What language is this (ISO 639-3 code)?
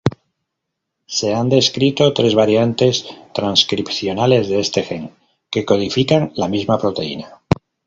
spa